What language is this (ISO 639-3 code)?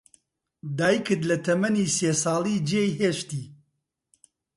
ckb